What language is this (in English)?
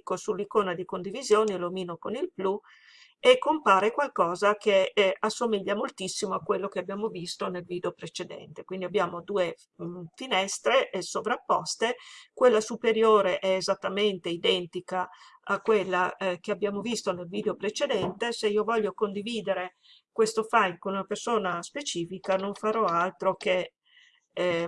Italian